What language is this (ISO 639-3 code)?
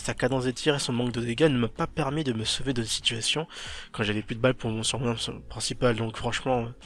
fra